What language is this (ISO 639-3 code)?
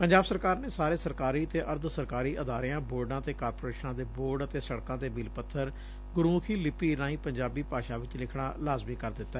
pan